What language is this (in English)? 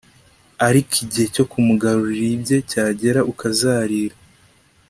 Kinyarwanda